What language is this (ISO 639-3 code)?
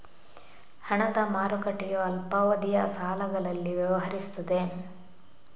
kan